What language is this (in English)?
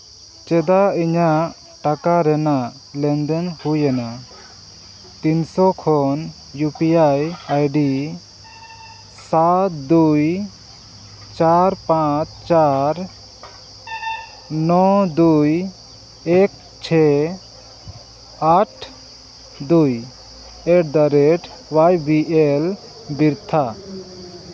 Santali